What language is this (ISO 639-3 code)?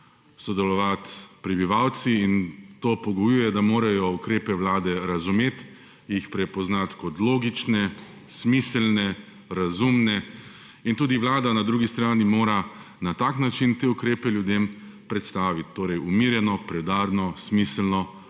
slv